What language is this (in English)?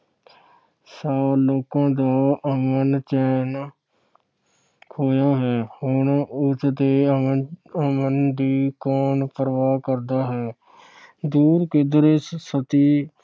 Punjabi